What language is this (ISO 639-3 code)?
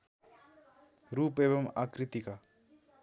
nep